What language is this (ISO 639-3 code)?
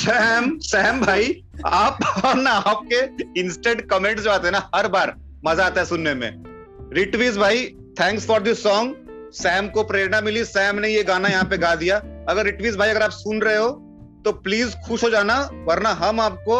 hin